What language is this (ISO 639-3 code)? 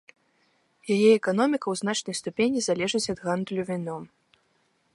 bel